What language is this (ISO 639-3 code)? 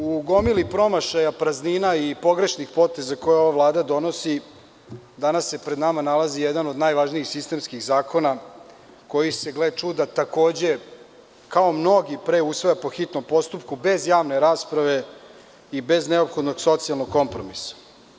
srp